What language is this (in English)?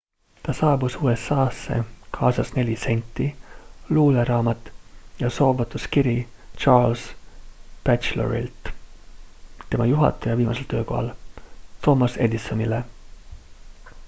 Estonian